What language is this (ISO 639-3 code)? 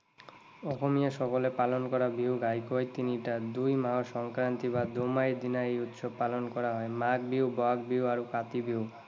asm